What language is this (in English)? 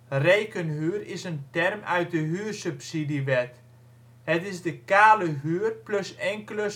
Dutch